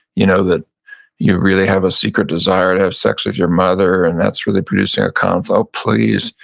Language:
English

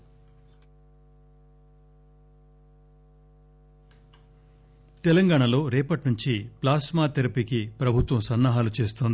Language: Telugu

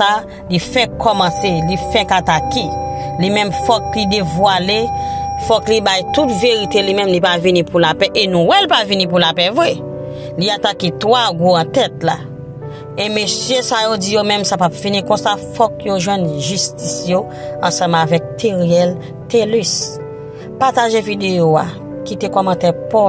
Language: French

